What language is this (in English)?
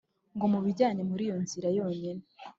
Kinyarwanda